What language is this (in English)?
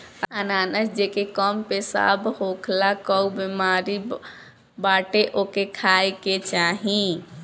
Bhojpuri